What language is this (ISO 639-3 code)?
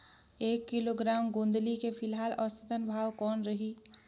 hne